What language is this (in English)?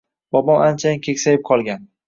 Uzbek